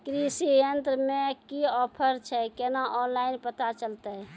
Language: Maithili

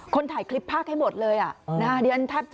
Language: Thai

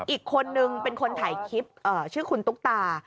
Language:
Thai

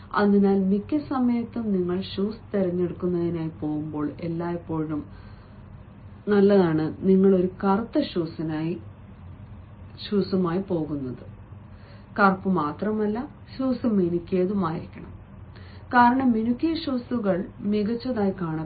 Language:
Malayalam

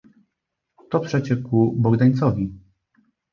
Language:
Polish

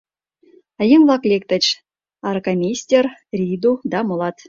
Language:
Mari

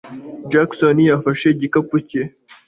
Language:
Kinyarwanda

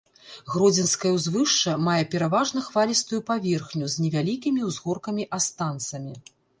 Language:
Belarusian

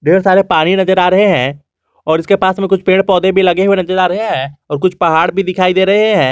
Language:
Hindi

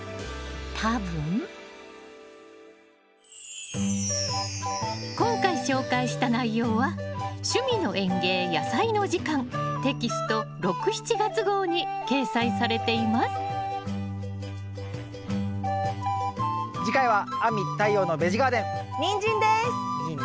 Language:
Japanese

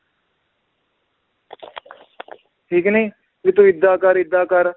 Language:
Punjabi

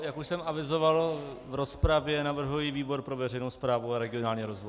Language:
Czech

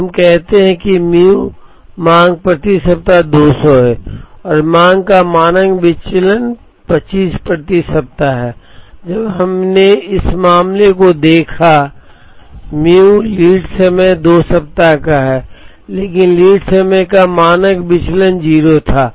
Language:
Hindi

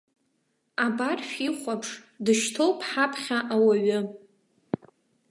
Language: Abkhazian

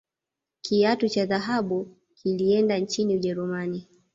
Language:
Swahili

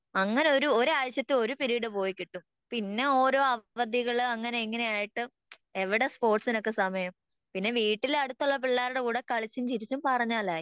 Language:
Malayalam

